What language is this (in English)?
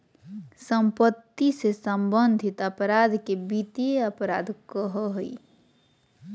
Magahi